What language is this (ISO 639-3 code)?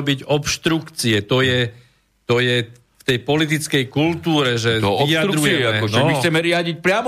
slk